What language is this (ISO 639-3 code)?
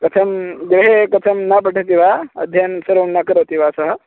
san